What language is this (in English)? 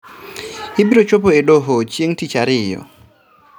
Luo (Kenya and Tanzania)